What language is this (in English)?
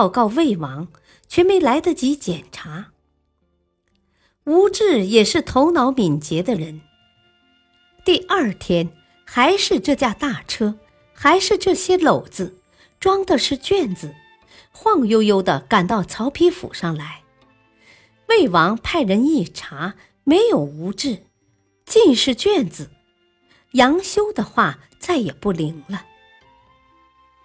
Chinese